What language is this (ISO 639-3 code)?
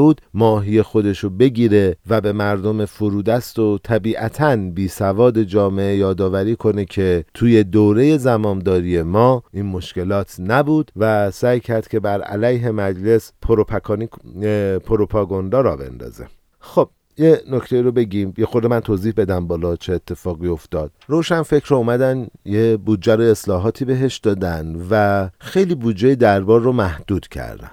fas